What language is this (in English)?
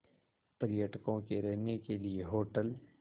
Hindi